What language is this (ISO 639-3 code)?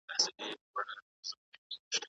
pus